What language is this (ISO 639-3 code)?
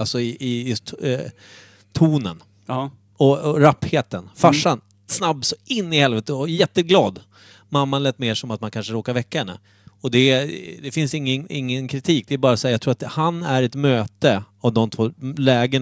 swe